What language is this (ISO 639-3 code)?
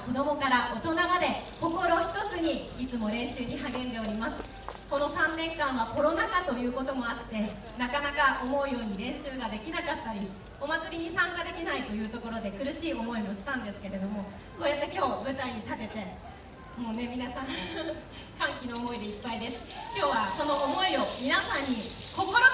jpn